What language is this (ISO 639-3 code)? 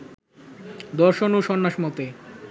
ben